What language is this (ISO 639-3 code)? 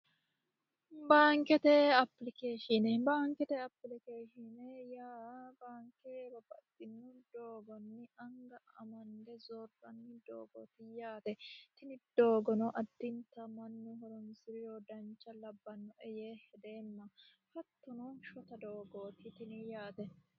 sid